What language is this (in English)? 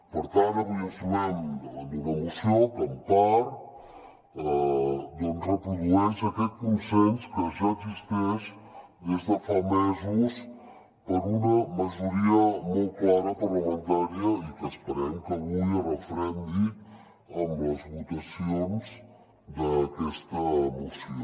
Catalan